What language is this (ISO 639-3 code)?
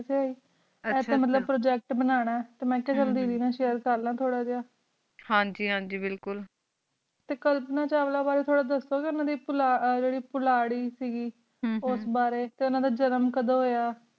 pan